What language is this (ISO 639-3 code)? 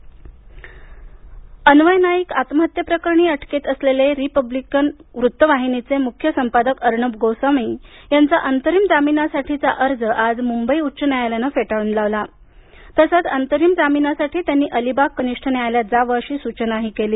mar